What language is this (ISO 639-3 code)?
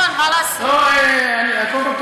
heb